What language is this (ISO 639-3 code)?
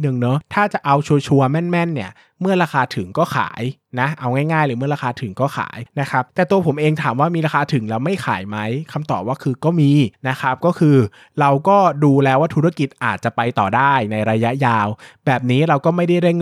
tha